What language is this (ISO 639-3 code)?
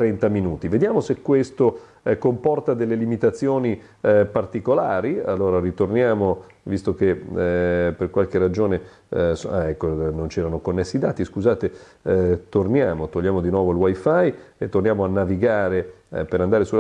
ita